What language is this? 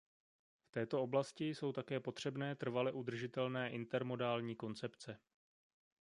Czech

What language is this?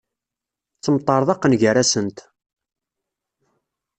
Kabyle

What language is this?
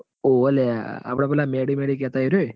Gujarati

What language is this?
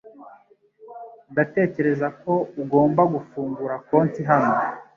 Kinyarwanda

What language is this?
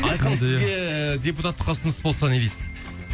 Kazakh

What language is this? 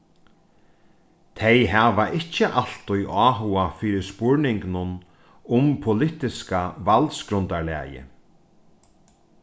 Faroese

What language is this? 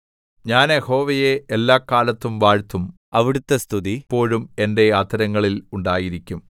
Malayalam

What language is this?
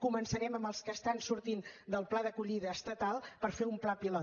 Catalan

